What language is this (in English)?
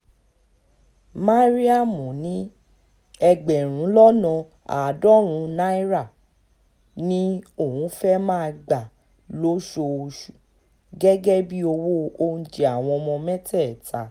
Yoruba